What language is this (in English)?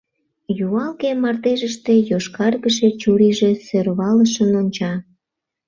Mari